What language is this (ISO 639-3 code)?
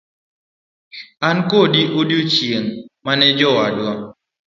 luo